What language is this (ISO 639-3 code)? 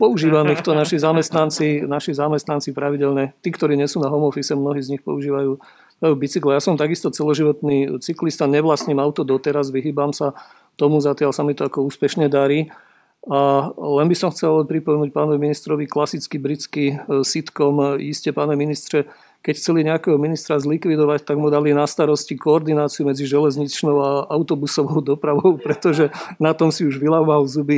slk